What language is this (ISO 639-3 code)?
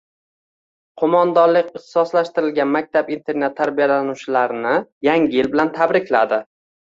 uzb